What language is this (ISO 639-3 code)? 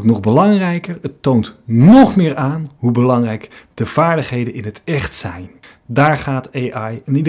nld